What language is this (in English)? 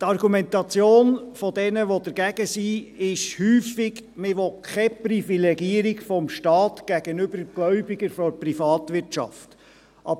Swiss German